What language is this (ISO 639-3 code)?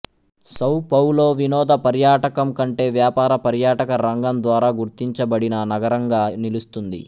tel